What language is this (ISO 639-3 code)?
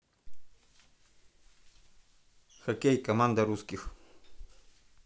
rus